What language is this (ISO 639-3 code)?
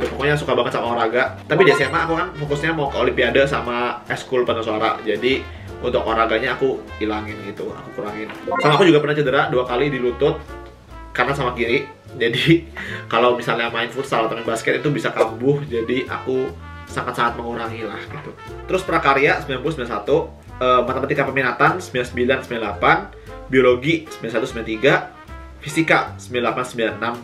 ind